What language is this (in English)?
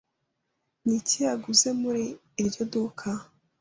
Kinyarwanda